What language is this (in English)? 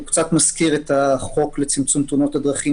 Hebrew